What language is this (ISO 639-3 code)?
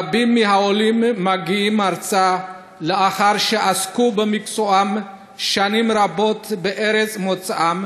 heb